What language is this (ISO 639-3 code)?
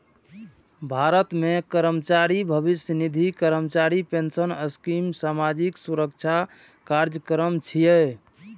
mai